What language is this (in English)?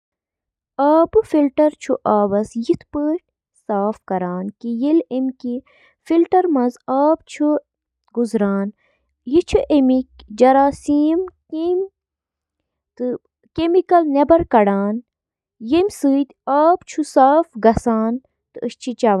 Kashmiri